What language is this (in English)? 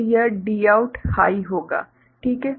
Hindi